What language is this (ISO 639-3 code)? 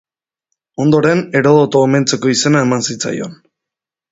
eus